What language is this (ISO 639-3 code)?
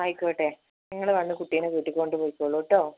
mal